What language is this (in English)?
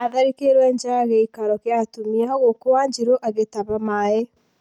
Kikuyu